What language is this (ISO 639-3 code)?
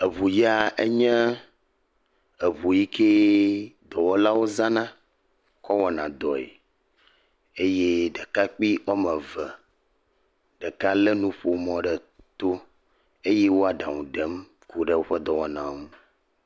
ewe